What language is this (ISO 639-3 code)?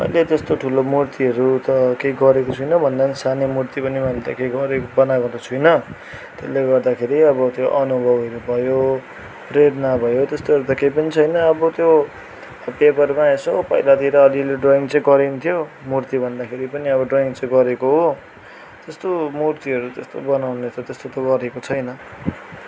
nep